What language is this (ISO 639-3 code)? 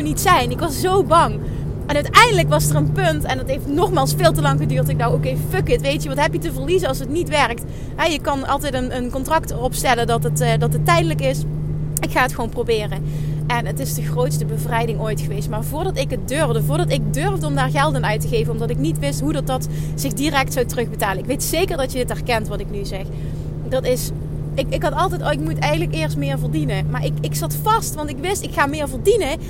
nld